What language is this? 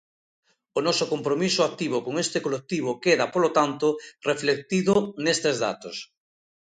Galician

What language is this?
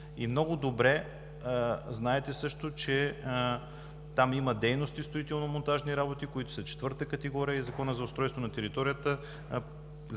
Bulgarian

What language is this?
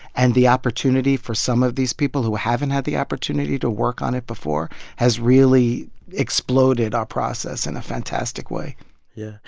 English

